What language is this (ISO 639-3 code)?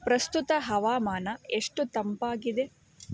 kan